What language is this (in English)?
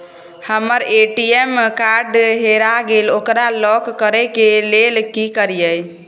Maithili